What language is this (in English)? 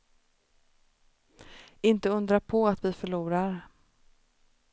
Swedish